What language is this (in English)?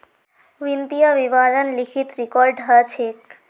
Magahi